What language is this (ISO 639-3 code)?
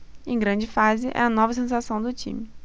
por